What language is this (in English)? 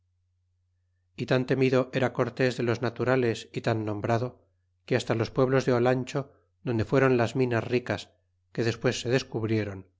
Spanish